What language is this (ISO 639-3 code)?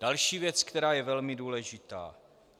ces